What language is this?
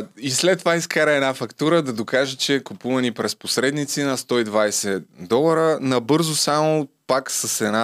Bulgarian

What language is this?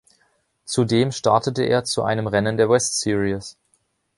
German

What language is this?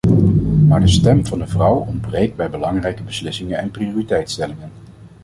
Dutch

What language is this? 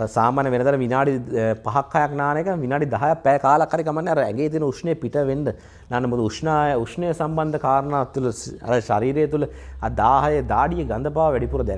Indonesian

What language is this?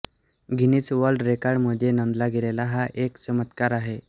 Marathi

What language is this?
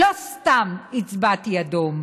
Hebrew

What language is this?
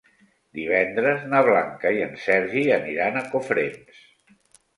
Catalan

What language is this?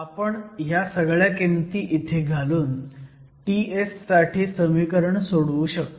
Marathi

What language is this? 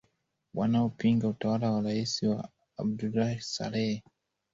Swahili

